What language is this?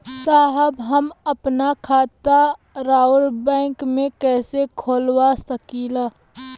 Bhojpuri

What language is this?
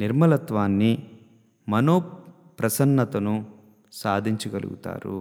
Telugu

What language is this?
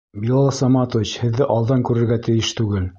Bashkir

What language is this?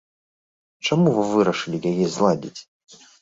Belarusian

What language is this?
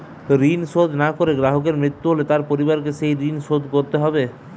Bangla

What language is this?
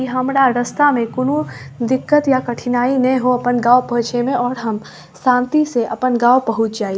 Maithili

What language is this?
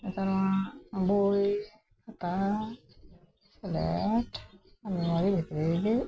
Santali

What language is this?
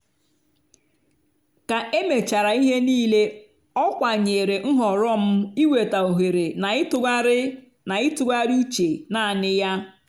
Igbo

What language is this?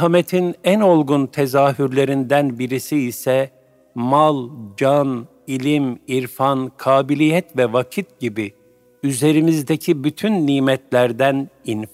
Turkish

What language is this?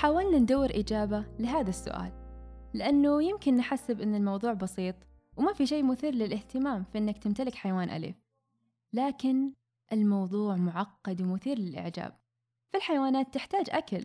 Arabic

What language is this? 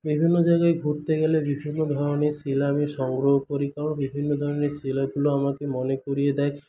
Bangla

